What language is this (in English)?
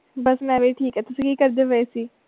Punjabi